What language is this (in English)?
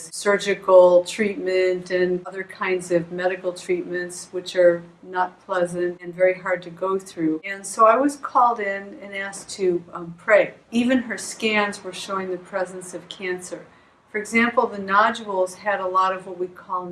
English